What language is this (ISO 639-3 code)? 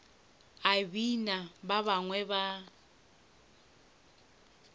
nso